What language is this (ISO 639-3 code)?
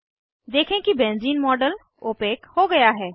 hin